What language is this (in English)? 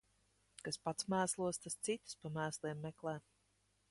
Latvian